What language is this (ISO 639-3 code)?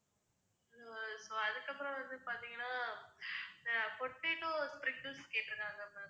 tam